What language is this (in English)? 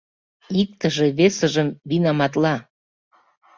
Mari